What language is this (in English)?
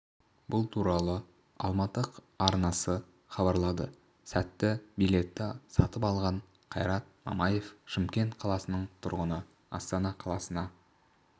Kazakh